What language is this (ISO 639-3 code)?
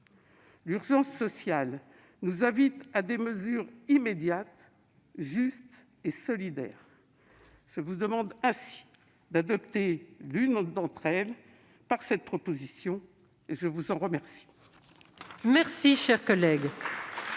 fra